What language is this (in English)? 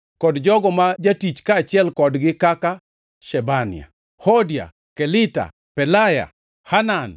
Luo (Kenya and Tanzania)